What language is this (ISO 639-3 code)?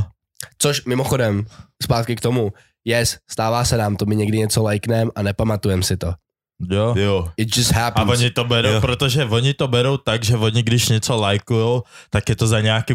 ces